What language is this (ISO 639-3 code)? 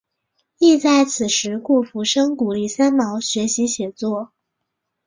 zho